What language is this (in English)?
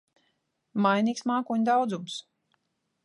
Latvian